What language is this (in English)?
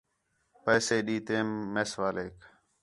Khetrani